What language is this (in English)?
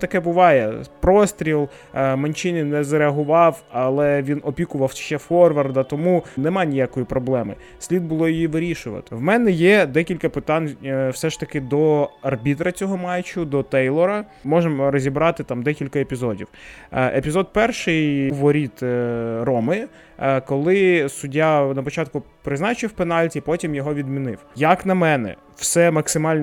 Ukrainian